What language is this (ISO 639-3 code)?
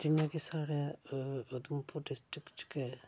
doi